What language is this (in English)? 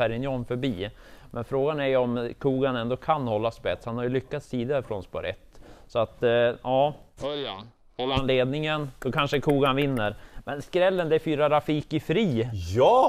Swedish